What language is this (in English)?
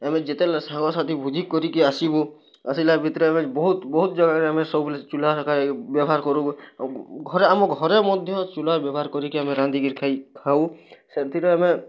Odia